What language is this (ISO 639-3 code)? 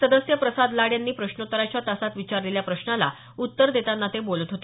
mar